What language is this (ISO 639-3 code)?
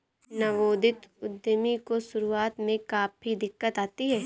hin